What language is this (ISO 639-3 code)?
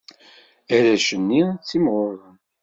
kab